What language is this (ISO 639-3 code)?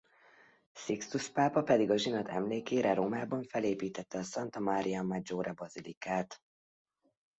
hun